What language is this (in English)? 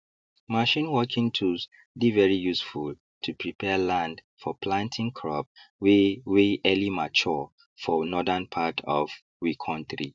Nigerian Pidgin